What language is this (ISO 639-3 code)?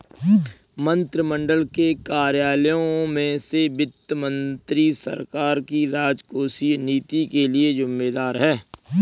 hin